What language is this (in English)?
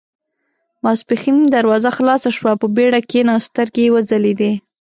Pashto